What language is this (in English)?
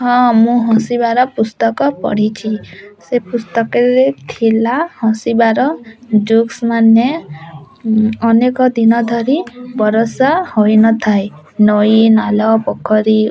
Odia